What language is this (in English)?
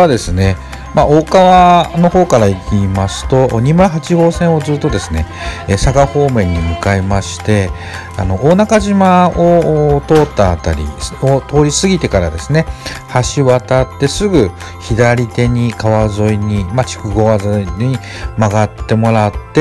Japanese